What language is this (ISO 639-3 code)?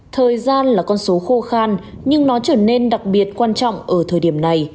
vie